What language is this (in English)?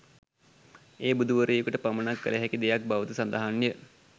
Sinhala